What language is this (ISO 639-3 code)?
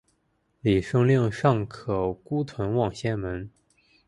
zho